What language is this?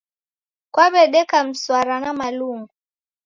Taita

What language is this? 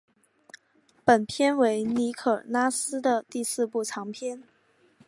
Chinese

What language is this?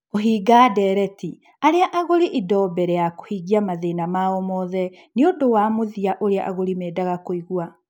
Kikuyu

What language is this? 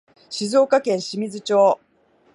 Japanese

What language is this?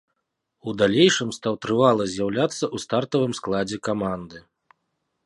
Belarusian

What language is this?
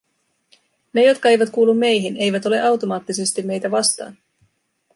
Finnish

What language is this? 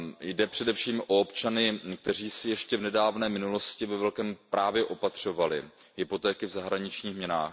Czech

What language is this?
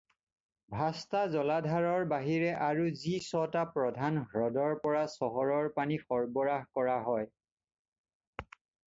Assamese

